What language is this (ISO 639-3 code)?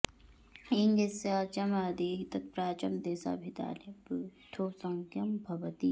san